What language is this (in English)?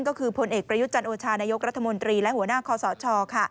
Thai